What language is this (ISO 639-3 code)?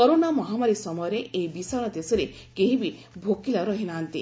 ori